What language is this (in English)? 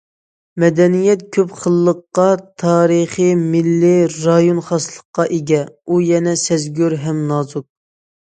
Uyghur